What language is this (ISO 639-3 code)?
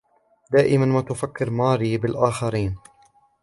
ara